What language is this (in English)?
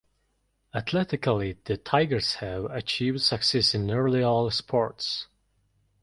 English